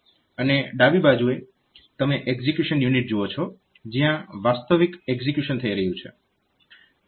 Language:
Gujarati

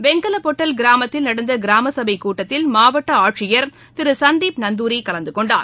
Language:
Tamil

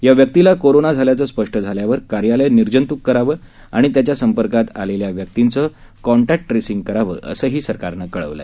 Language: Marathi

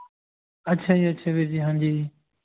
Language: Punjabi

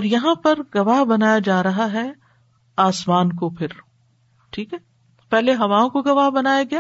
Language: Urdu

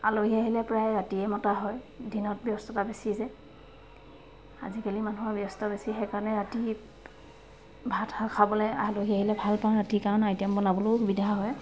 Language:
Assamese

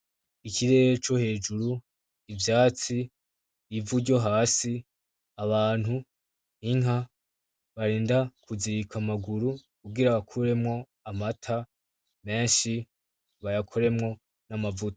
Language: Rundi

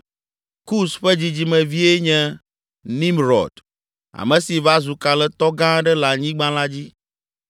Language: Ewe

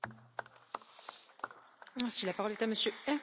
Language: German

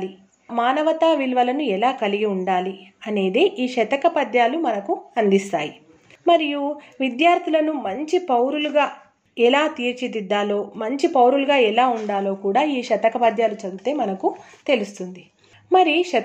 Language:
Telugu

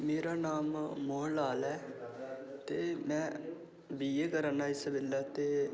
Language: Dogri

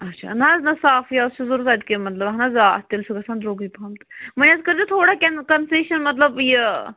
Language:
Kashmiri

